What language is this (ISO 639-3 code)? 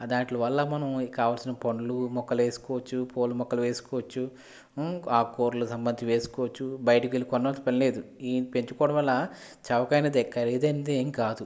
tel